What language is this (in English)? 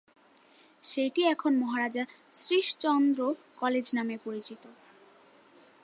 Bangla